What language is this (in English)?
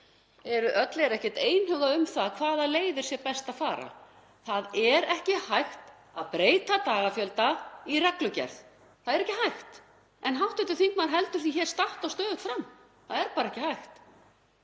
Icelandic